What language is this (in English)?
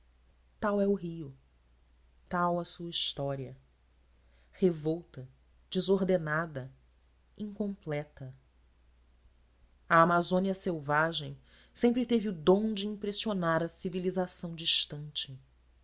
Portuguese